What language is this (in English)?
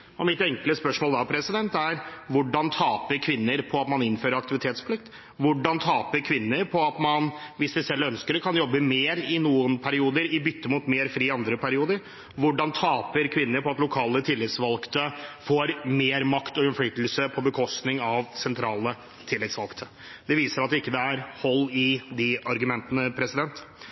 Norwegian Bokmål